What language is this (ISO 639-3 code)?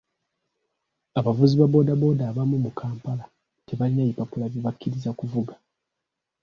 lug